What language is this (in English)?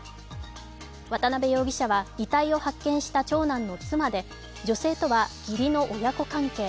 Japanese